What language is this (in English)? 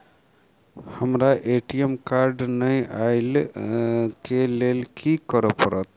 Maithili